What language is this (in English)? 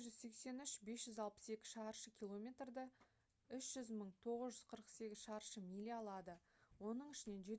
Kazakh